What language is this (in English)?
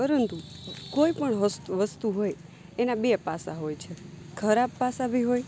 Gujarati